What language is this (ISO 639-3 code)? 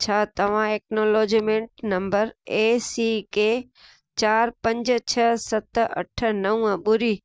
snd